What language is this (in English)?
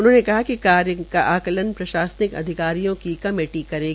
Hindi